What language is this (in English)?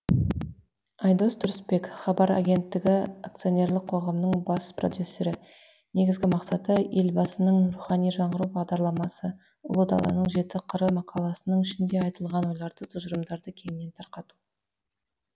Kazakh